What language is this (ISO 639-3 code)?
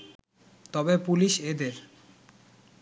ben